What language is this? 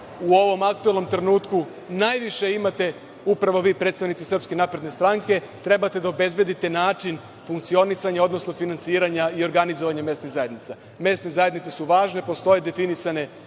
Serbian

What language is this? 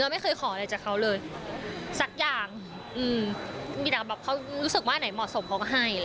Thai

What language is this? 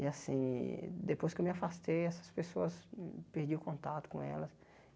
Portuguese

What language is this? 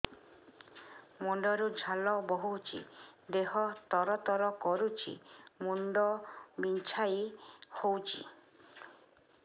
Odia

